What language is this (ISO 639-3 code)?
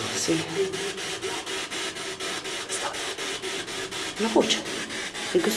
ita